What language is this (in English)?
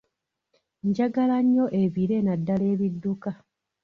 Ganda